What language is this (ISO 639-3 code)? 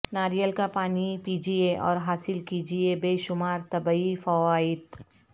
urd